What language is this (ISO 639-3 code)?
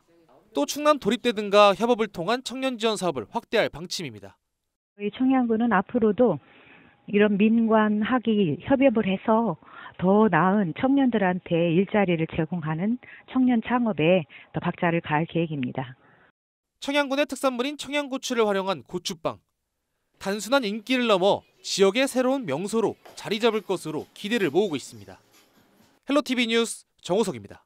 kor